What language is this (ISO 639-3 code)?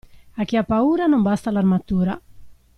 ita